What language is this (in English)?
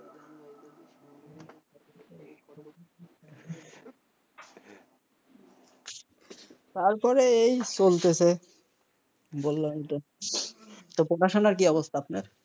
Bangla